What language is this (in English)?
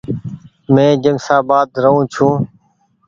Goaria